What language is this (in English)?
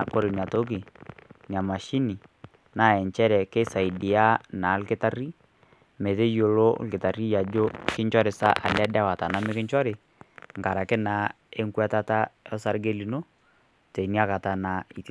Masai